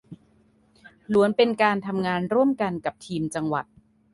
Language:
Thai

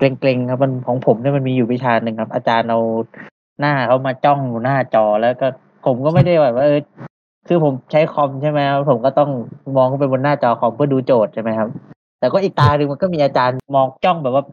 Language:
Thai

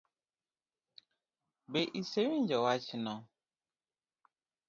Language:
Luo (Kenya and Tanzania)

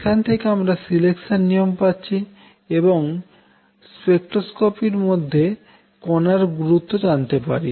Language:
Bangla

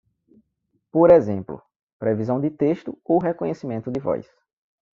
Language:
Portuguese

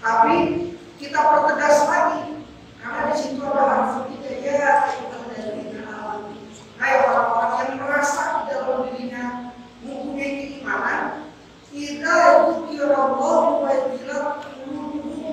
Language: Indonesian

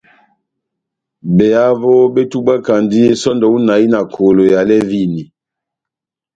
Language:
Batanga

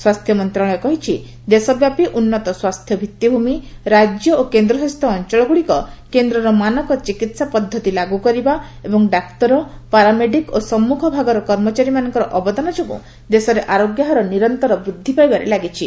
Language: Odia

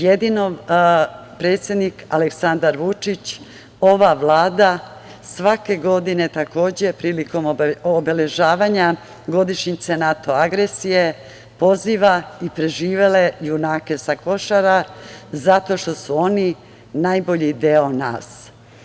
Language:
Serbian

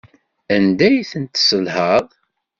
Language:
Kabyle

